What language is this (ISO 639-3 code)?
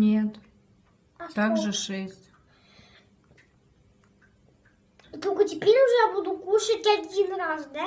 rus